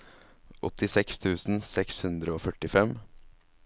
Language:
Norwegian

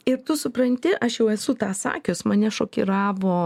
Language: Lithuanian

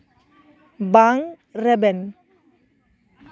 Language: Santali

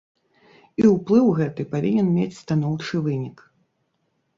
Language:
Belarusian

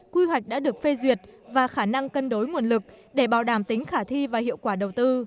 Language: Vietnamese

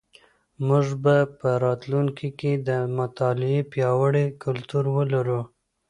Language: Pashto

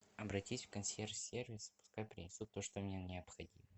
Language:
Russian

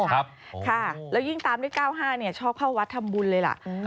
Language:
Thai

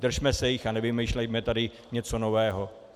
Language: Czech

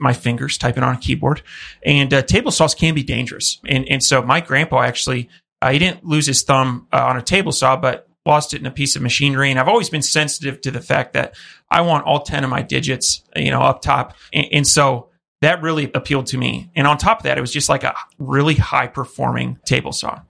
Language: English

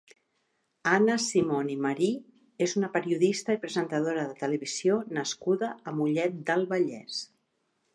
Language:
Catalan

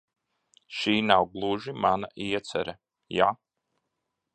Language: Latvian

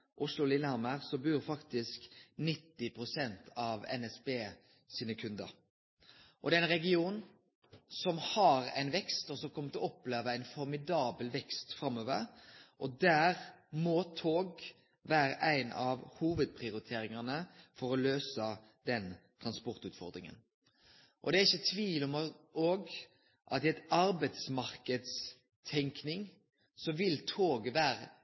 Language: Norwegian Nynorsk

